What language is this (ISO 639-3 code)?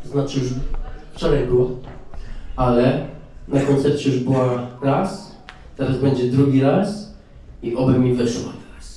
pol